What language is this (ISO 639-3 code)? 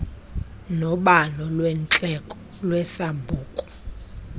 xho